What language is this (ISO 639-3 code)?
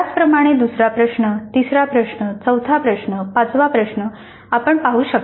mar